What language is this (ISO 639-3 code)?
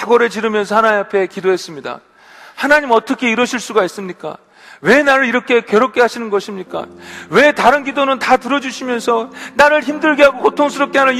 kor